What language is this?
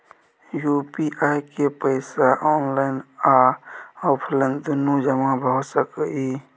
Maithili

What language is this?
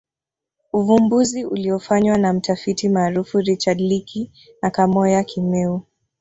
Swahili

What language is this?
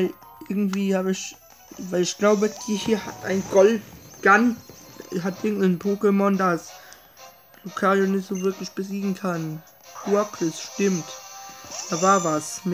German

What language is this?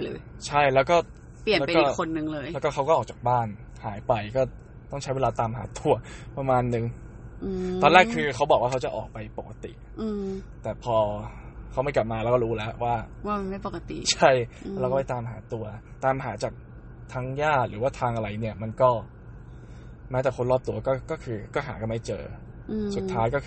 Thai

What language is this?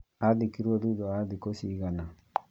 Kikuyu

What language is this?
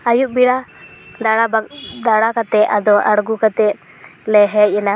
Santali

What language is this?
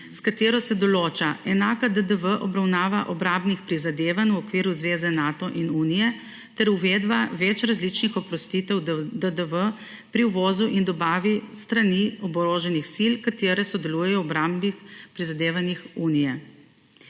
Slovenian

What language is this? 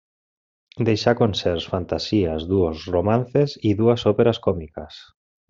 Catalan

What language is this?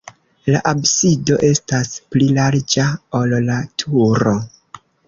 Esperanto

